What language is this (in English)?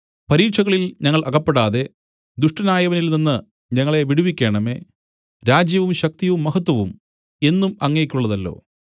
Malayalam